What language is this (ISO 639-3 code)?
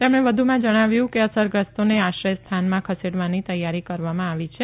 guj